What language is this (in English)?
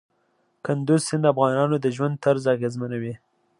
Pashto